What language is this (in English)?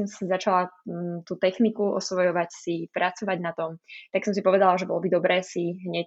Slovak